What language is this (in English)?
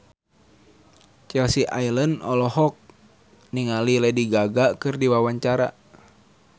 Sundanese